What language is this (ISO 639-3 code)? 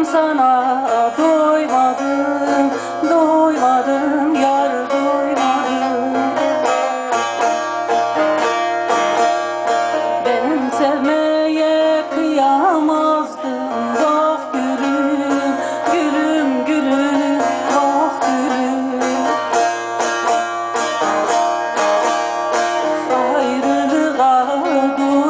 tur